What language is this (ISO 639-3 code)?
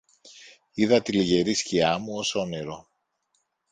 ell